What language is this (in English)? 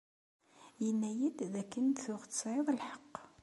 Kabyle